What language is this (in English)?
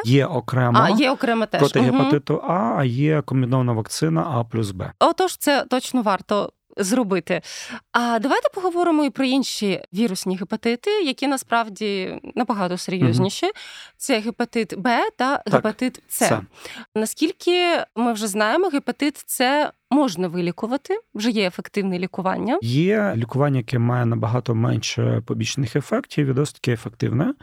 Ukrainian